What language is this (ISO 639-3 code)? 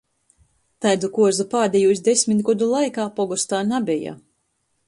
ltg